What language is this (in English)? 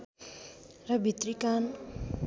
Nepali